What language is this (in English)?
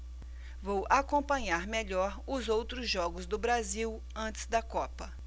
Portuguese